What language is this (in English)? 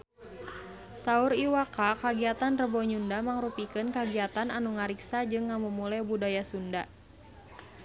Sundanese